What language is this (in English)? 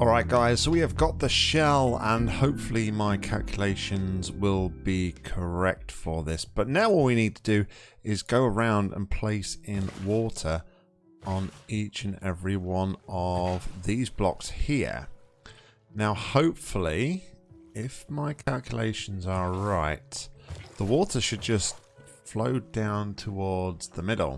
English